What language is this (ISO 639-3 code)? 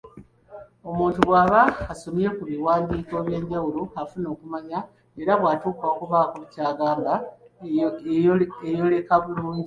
lug